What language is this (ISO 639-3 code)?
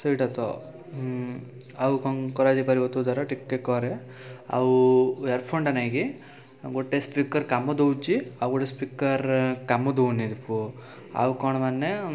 ori